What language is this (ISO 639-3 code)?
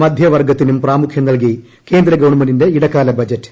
mal